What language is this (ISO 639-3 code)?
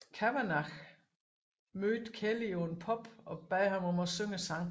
dan